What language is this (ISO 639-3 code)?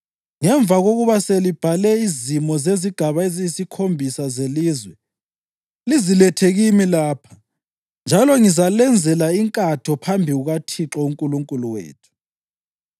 nde